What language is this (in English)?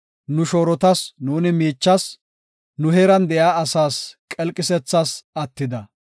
Gofa